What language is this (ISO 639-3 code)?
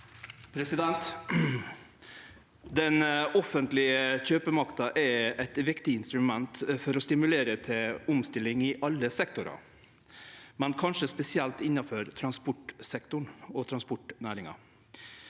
nor